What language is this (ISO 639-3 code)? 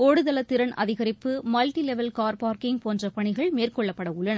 tam